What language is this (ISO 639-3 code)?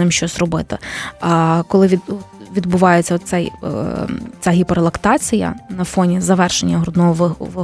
ukr